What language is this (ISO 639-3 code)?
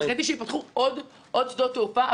heb